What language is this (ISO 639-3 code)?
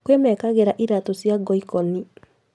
kik